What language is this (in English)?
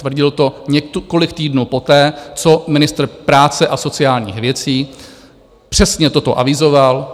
Czech